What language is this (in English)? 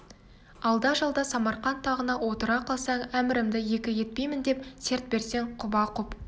Kazakh